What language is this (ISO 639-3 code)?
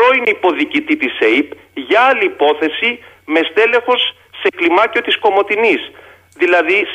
ell